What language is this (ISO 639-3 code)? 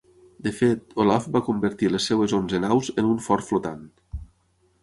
cat